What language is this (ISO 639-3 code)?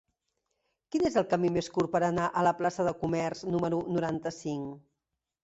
cat